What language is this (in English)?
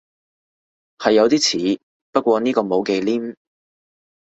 Cantonese